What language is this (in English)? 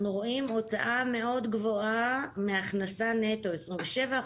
Hebrew